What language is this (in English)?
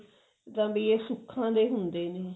Punjabi